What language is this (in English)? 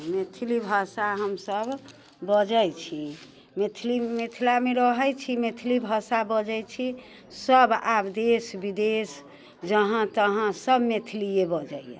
Maithili